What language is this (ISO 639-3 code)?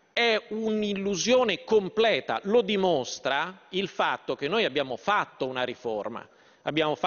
ita